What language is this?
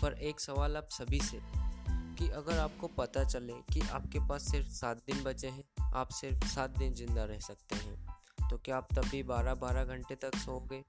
Hindi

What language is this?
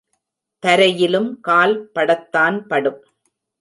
Tamil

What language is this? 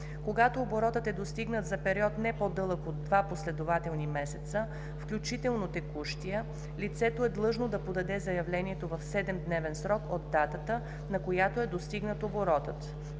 Bulgarian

